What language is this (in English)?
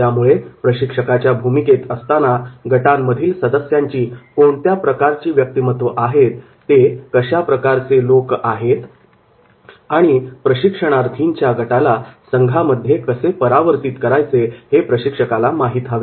Marathi